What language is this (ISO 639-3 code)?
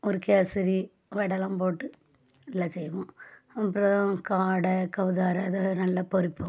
tam